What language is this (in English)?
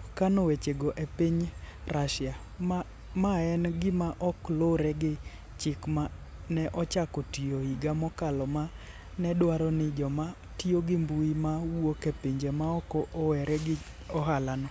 Luo (Kenya and Tanzania)